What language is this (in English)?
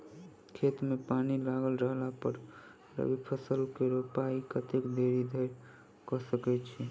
Maithili